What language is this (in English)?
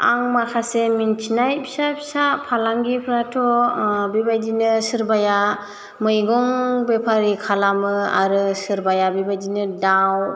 Bodo